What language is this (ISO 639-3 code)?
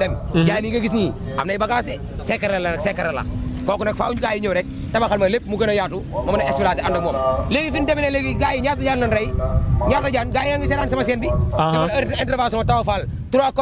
ind